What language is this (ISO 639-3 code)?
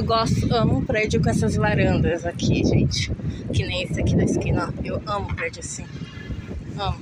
por